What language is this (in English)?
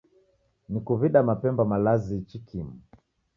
Taita